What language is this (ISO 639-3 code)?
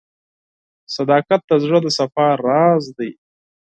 pus